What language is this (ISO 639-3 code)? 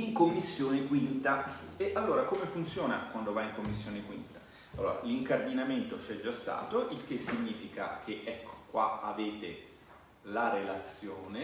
ita